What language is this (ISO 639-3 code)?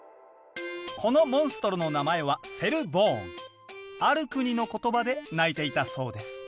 jpn